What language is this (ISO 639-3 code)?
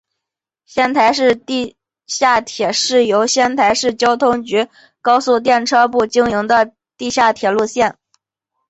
zho